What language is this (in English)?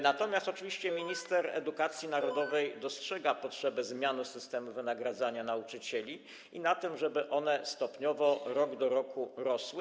Polish